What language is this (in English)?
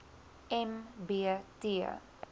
Afrikaans